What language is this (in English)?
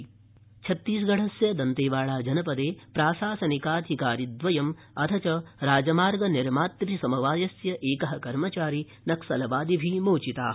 Sanskrit